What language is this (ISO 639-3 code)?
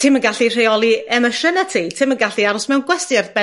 cym